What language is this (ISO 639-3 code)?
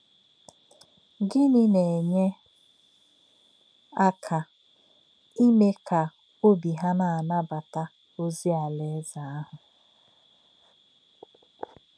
ibo